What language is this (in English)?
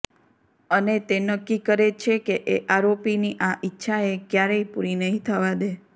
Gujarati